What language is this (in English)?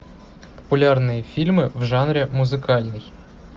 Russian